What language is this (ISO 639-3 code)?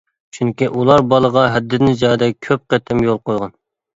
uig